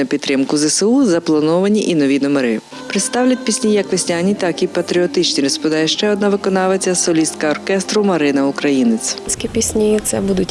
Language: Ukrainian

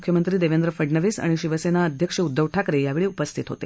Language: Marathi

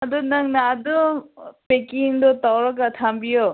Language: Manipuri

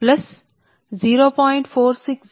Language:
Telugu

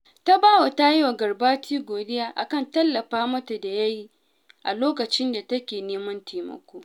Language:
Hausa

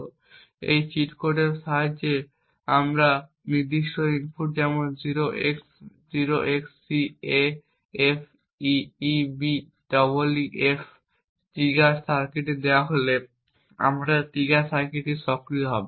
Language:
Bangla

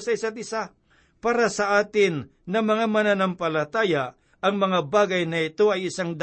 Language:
Filipino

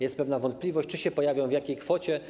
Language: Polish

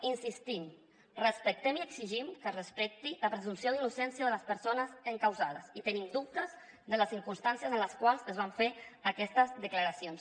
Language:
Catalan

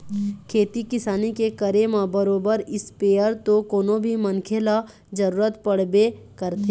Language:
Chhattisgarhi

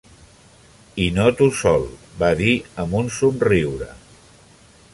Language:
Catalan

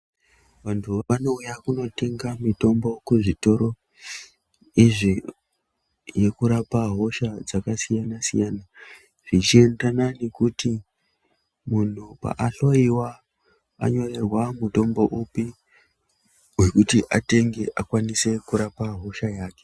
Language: Ndau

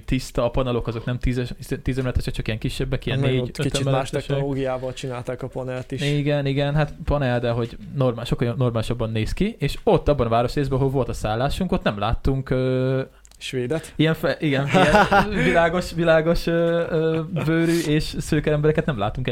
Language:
Hungarian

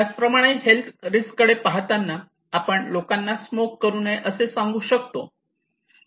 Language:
Marathi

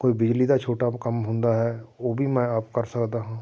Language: Punjabi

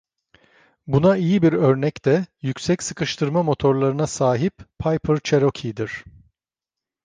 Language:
Turkish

